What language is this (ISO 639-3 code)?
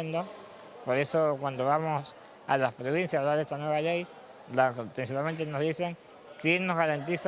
spa